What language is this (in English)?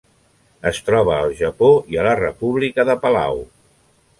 Catalan